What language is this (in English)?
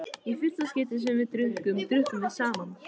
Icelandic